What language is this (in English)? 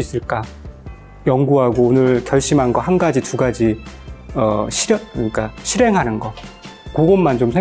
Korean